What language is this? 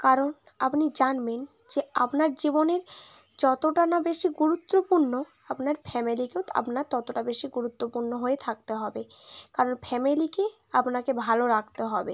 Bangla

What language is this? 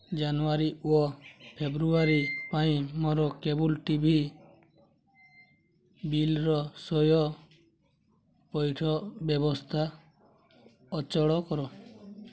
Odia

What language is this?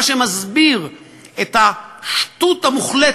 Hebrew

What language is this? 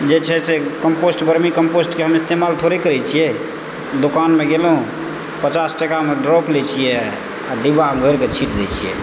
Maithili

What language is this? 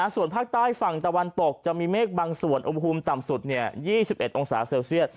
Thai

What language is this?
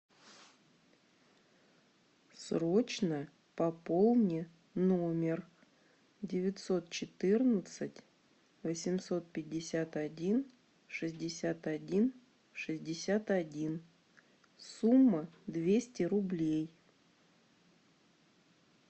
Russian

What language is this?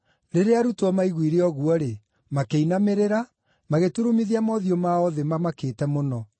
Kikuyu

